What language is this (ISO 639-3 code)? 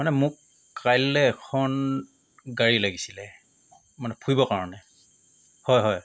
asm